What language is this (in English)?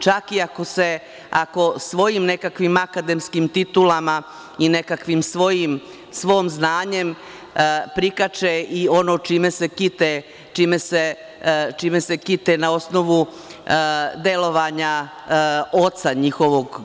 Serbian